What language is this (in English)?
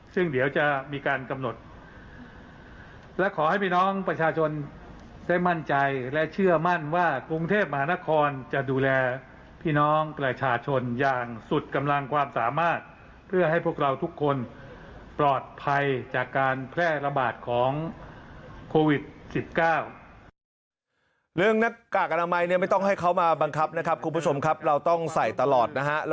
Thai